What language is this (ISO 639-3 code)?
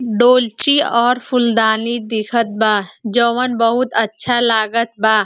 bho